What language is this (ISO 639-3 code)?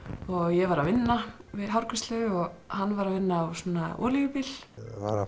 isl